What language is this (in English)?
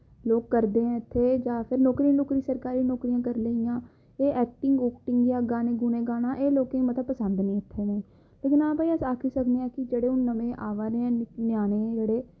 Dogri